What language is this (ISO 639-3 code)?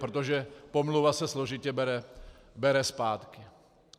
ces